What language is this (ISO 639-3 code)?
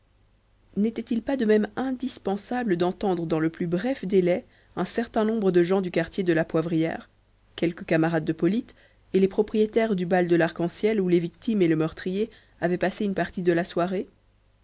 fra